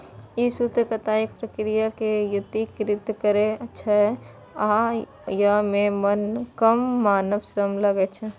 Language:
Maithili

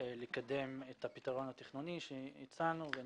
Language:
Hebrew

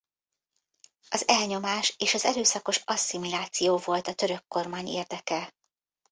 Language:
Hungarian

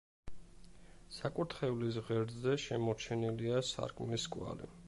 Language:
Georgian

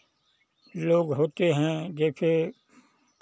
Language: Hindi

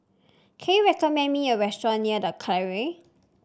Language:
English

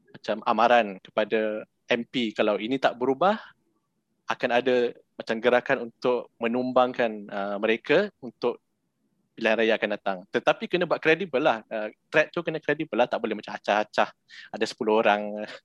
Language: Malay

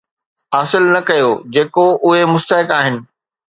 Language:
Sindhi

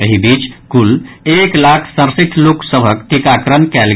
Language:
Maithili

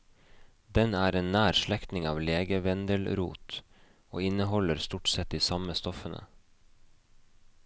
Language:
Norwegian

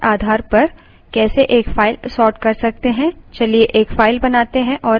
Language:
Hindi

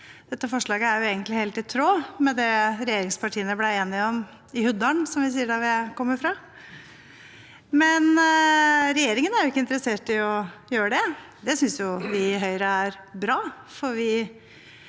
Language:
Norwegian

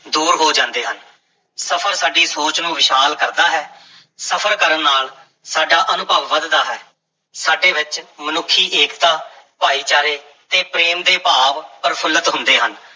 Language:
Punjabi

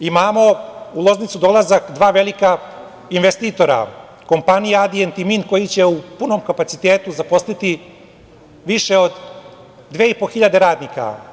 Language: Serbian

